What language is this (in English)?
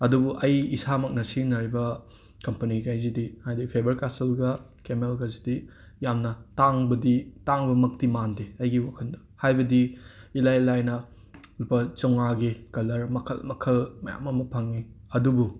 Manipuri